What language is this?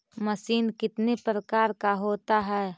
Magahi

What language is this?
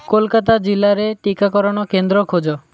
Odia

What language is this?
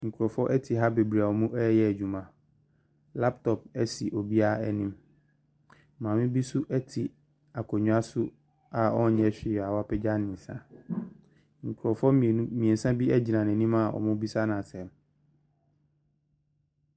Akan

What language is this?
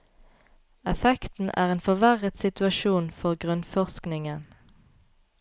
Norwegian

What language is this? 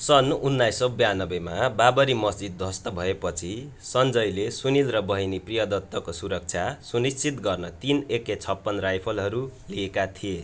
Nepali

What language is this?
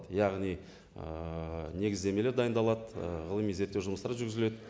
Kazakh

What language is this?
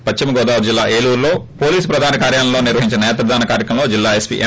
Telugu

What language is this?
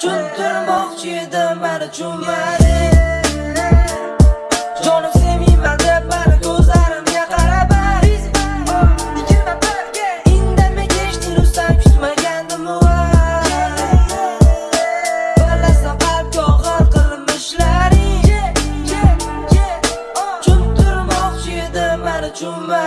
Uzbek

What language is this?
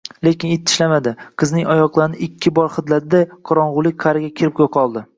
Uzbek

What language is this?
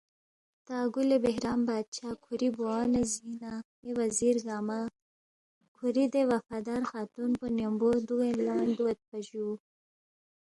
Balti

